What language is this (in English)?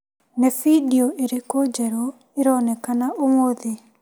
Kikuyu